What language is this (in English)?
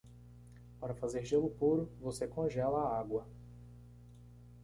Portuguese